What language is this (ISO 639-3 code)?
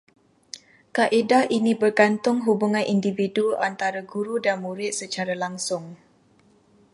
msa